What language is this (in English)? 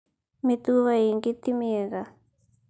Kikuyu